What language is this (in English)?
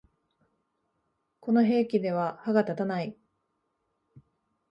Japanese